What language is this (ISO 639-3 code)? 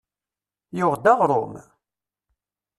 kab